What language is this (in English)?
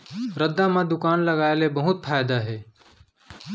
Chhattisgarhi